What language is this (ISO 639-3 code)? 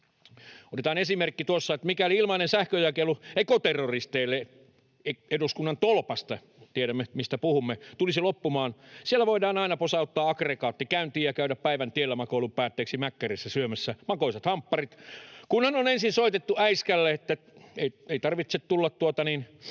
fin